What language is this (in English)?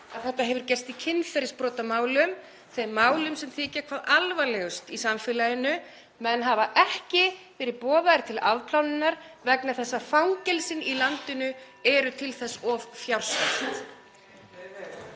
Icelandic